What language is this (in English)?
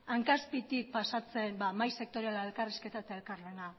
Basque